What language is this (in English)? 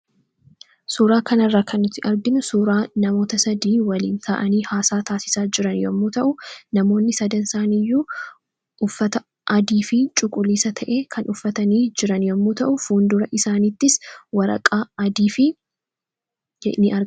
Oromo